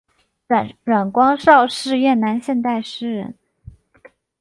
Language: Chinese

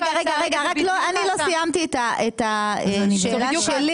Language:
Hebrew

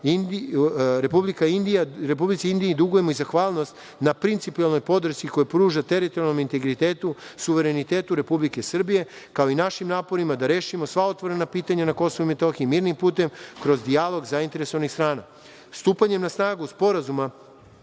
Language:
Serbian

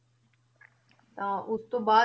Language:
Punjabi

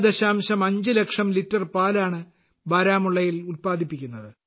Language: Malayalam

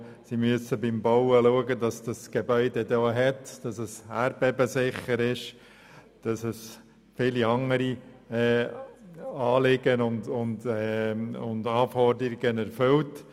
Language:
Swiss German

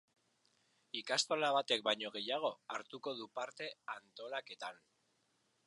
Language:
Basque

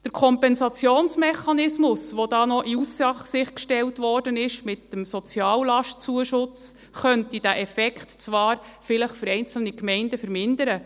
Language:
Swiss German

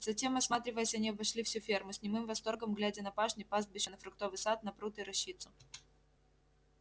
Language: Russian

